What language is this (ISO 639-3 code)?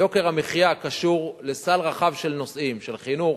heb